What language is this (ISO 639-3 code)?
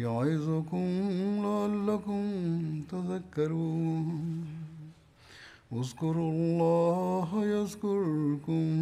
swa